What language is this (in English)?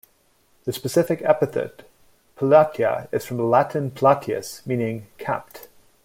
English